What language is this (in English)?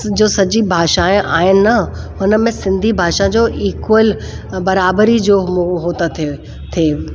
Sindhi